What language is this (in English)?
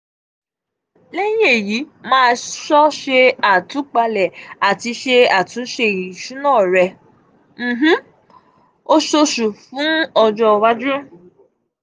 Yoruba